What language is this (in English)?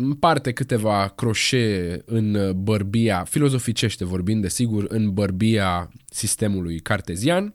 Romanian